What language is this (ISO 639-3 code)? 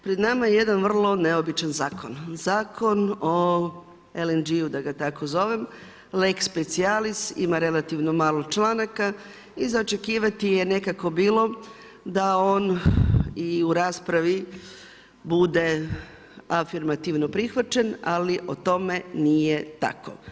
hrv